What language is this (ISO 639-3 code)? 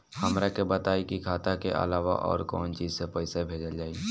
bho